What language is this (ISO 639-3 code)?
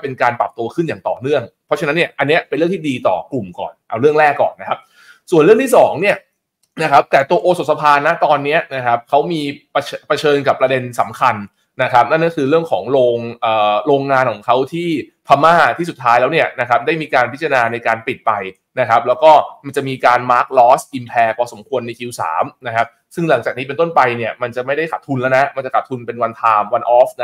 tha